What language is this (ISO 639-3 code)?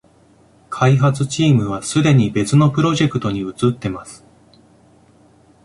jpn